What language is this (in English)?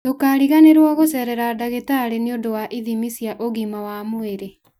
Kikuyu